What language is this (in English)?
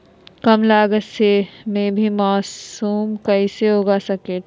Magahi